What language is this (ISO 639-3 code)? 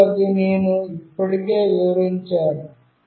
tel